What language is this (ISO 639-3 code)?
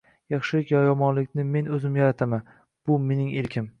uzb